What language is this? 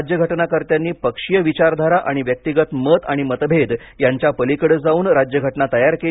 Marathi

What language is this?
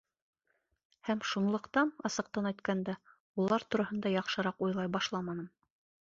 Bashkir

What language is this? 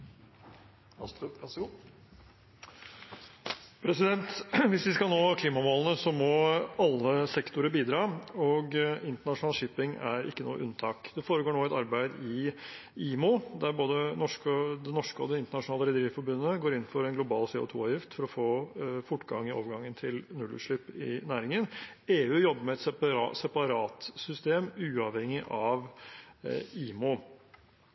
Norwegian Bokmål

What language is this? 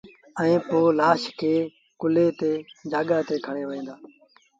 Sindhi Bhil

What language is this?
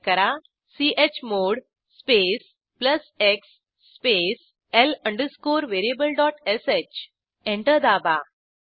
Marathi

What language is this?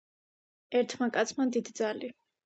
Georgian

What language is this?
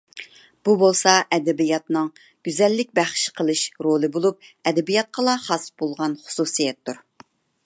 Uyghur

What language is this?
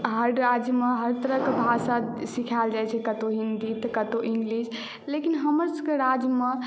Maithili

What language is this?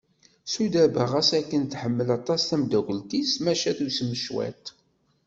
Kabyle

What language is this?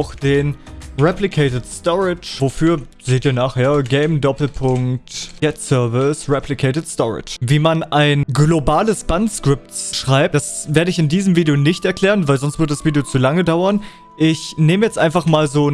German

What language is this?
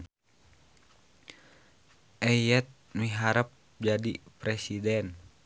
Sundanese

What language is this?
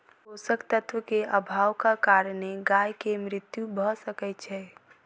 Maithili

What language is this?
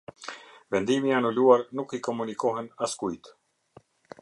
Albanian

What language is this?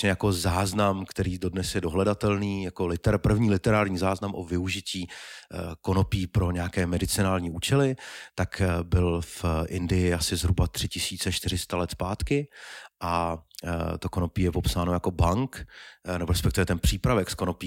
Czech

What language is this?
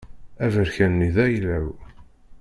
Kabyle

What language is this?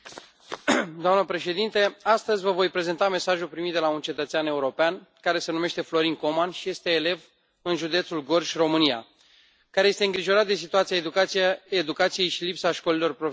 Romanian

